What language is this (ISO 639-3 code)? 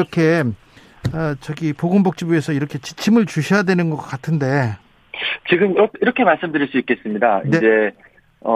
kor